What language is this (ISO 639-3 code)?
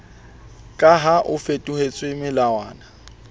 sot